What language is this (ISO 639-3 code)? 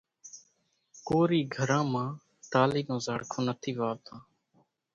gjk